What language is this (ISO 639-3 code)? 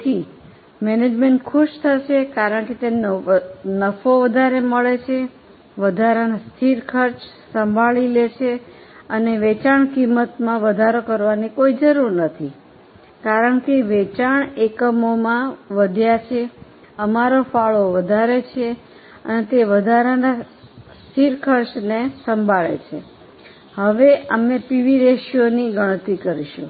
guj